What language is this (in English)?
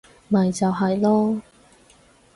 Cantonese